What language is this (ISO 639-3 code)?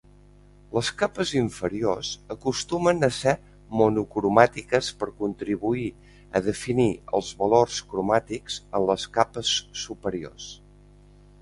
cat